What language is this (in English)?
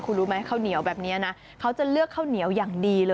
Thai